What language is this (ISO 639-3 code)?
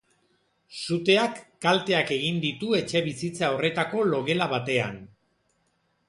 eus